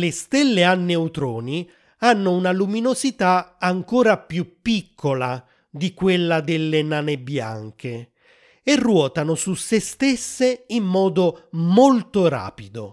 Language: Italian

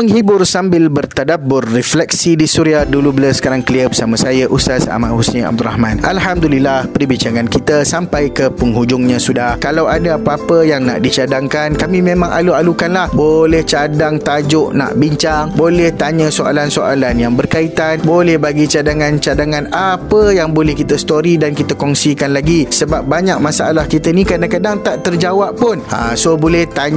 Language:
Malay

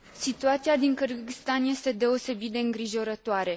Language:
Romanian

